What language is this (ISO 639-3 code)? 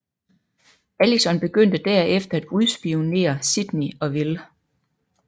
dan